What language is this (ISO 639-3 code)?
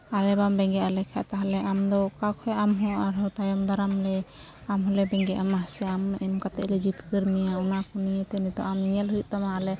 sat